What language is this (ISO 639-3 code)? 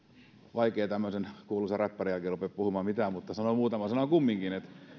fin